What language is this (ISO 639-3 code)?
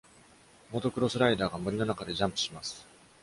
jpn